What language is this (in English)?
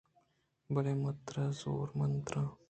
Eastern Balochi